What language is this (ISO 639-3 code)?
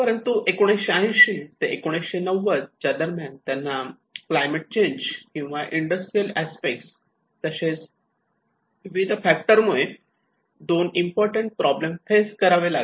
mar